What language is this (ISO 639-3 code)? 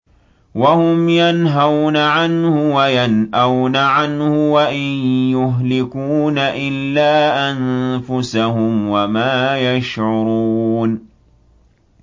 ara